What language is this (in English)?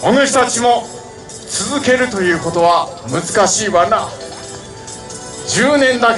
Japanese